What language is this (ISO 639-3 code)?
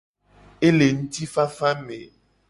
gej